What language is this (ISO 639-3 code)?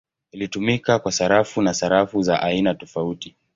swa